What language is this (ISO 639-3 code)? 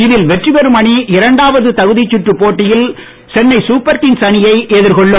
tam